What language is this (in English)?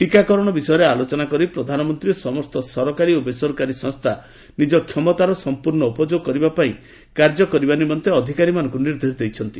Odia